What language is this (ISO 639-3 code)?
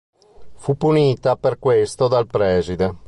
ita